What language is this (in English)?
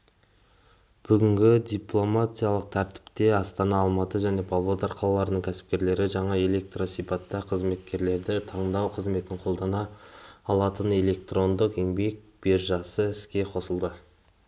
Kazakh